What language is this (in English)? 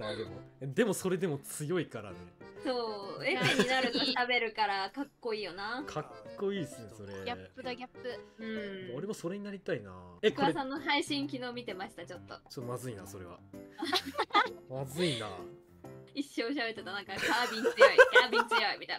Japanese